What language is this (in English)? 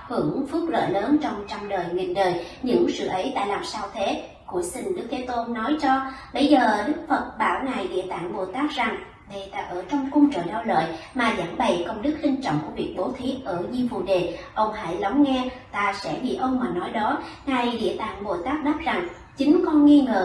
Vietnamese